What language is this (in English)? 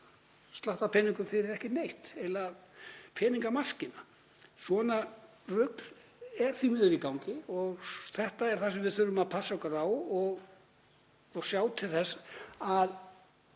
Icelandic